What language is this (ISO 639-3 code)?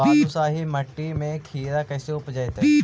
mag